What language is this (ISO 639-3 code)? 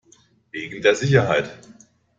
deu